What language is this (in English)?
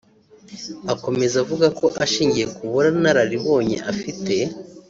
Kinyarwanda